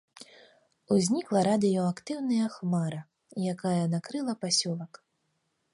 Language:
Belarusian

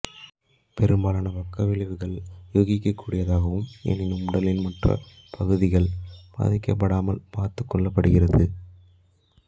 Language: Tamil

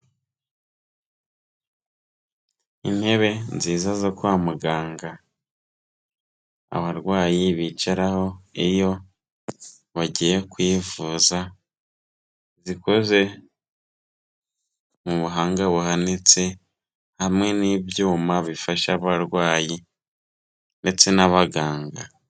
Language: Kinyarwanda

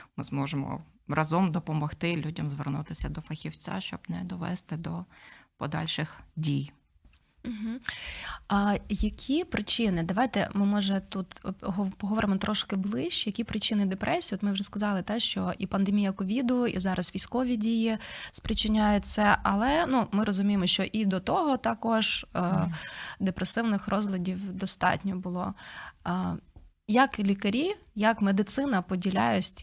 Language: Ukrainian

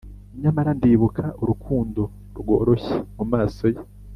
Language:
Kinyarwanda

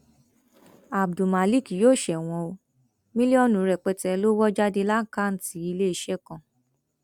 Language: Yoruba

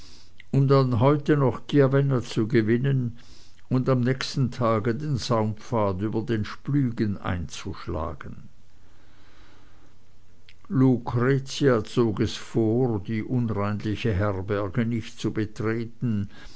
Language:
German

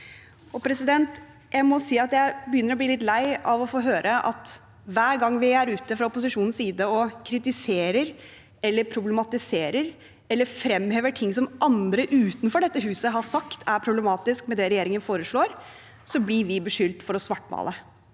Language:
Norwegian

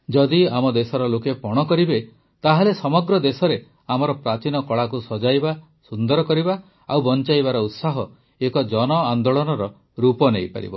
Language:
Odia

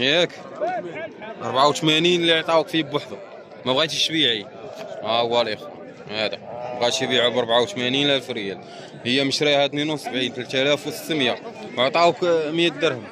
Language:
Arabic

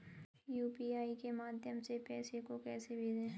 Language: Hindi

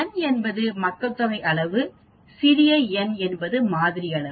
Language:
Tamil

